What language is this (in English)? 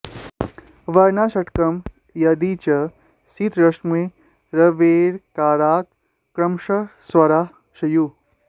Sanskrit